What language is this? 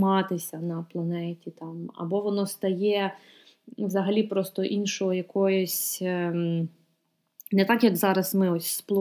Ukrainian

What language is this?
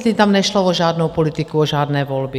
Czech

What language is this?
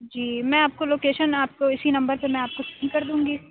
Urdu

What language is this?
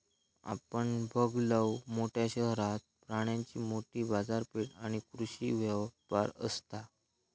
Marathi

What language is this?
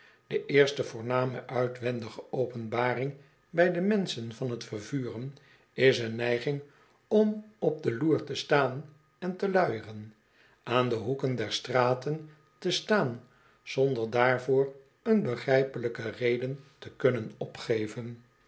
Dutch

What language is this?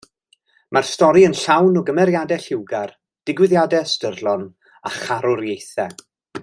Welsh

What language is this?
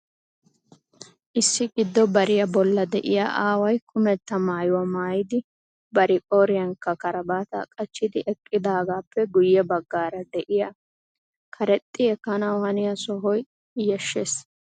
Wolaytta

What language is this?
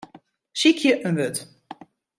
Western Frisian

